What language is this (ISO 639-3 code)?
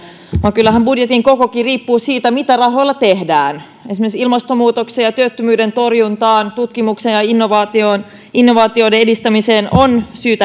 fin